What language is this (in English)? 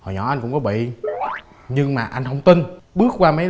Vietnamese